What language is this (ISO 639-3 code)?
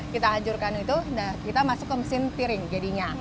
ind